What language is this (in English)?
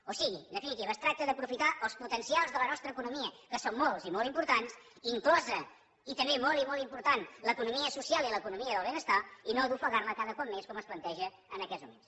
Catalan